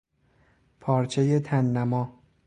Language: Persian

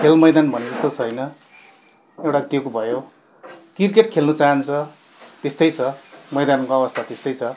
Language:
Nepali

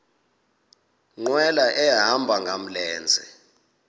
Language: Xhosa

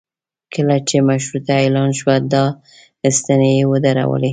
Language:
Pashto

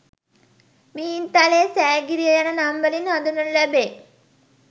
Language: Sinhala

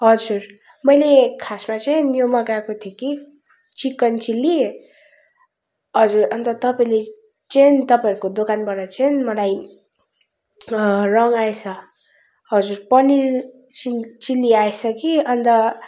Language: Nepali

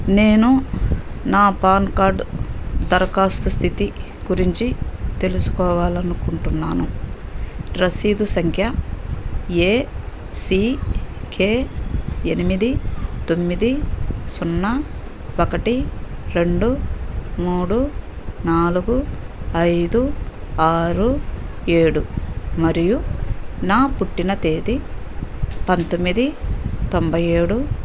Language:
Telugu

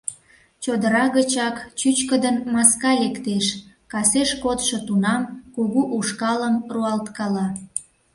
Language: Mari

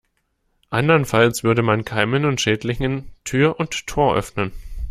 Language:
German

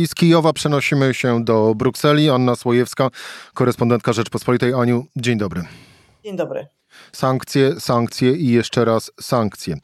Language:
Polish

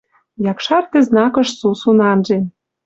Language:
Western Mari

